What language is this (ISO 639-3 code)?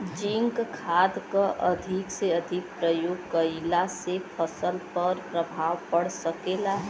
bho